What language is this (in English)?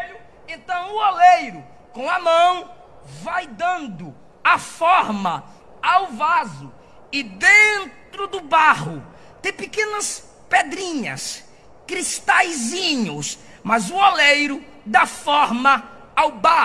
Portuguese